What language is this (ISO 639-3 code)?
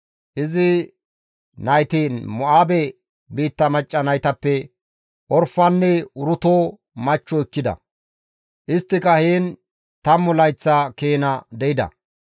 gmv